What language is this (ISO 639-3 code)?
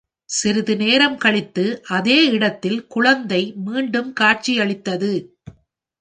tam